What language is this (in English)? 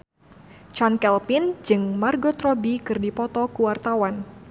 Sundanese